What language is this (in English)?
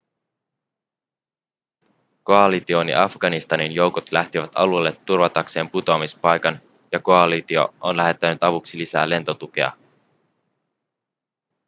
Finnish